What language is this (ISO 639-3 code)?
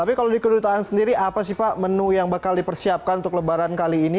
ind